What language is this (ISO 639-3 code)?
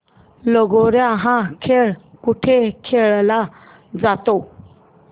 mar